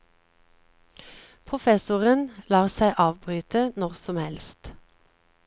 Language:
Norwegian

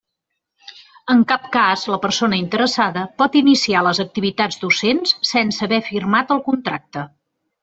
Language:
Catalan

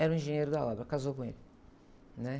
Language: Portuguese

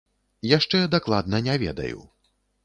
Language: Belarusian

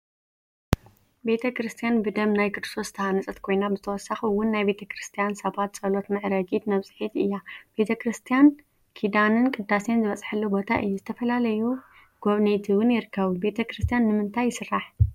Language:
Tigrinya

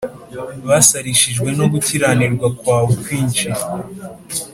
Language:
Kinyarwanda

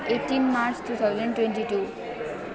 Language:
Nepali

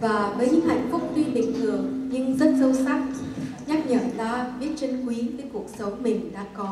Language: Vietnamese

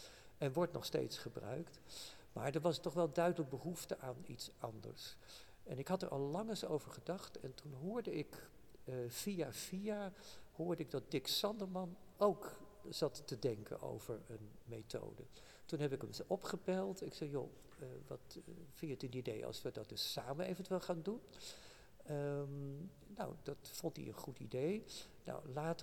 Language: Dutch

